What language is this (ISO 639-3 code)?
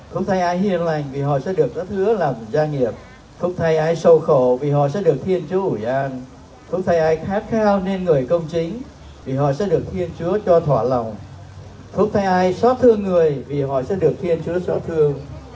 vie